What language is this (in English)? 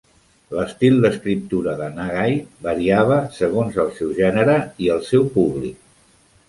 Catalan